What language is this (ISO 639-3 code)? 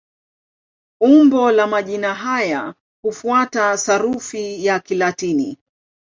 swa